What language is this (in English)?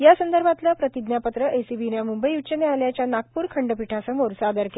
Marathi